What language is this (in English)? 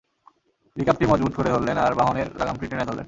Bangla